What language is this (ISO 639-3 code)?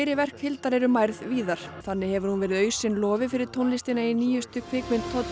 isl